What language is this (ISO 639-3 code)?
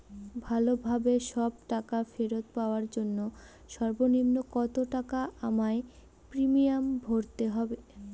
ben